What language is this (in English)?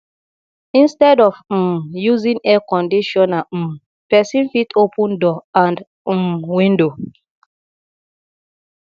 Nigerian Pidgin